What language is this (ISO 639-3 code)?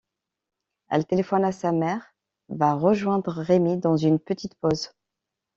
fra